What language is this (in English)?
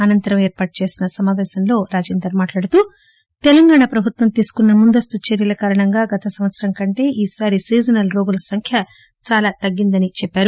Telugu